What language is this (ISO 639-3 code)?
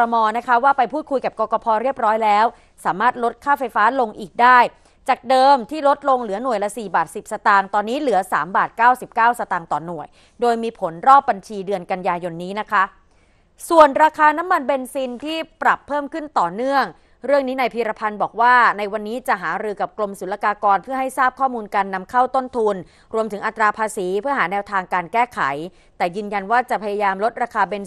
tha